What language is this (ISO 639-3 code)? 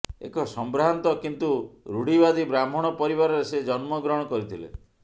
ori